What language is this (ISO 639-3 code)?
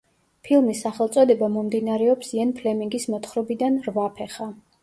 kat